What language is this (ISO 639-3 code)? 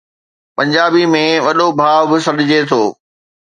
snd